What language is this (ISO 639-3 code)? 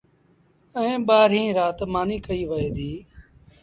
sbn